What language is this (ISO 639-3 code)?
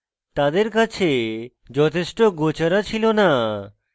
ben